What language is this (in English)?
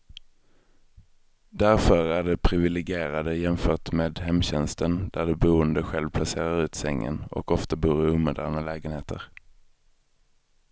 Swedish